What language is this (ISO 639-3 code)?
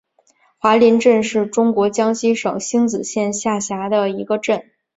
zho